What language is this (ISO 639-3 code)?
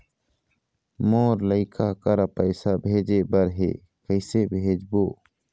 hne